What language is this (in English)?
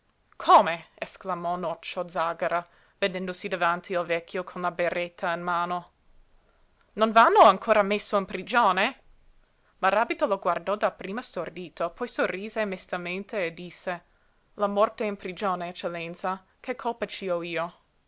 Italian